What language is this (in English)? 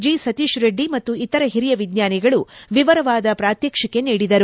Kannada